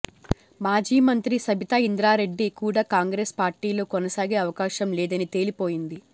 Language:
Telugu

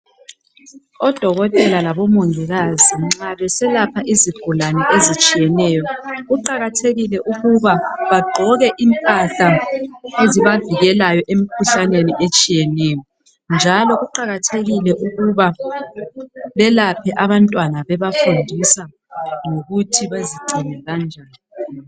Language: North Ndebele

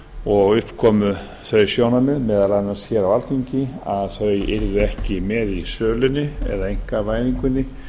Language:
Icelandic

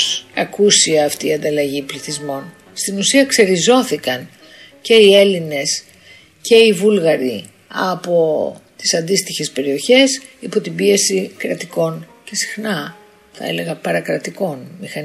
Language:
Greek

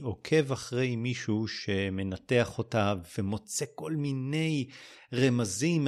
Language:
Hebrew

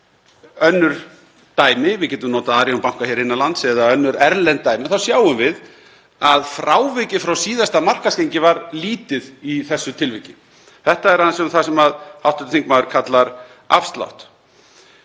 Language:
Icelandic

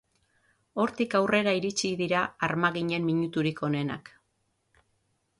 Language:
Basque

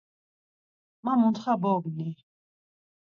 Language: Laz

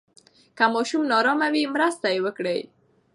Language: Pashto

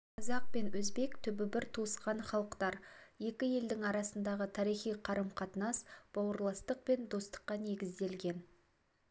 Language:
Kazakh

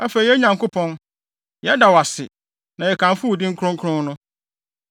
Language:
Akan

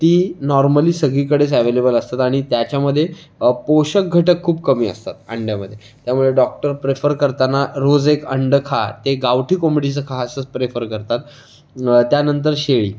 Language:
Marathi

